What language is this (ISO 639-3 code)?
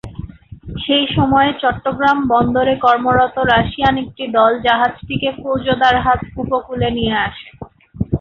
ben